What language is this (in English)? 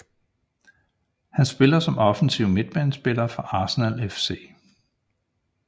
Danish